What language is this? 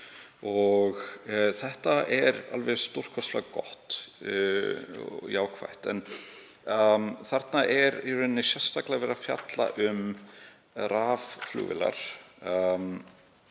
Icelandic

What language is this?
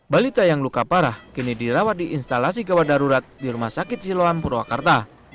Indonesian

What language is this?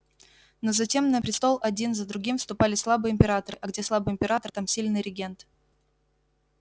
Russian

